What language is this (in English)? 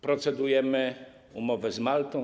Polish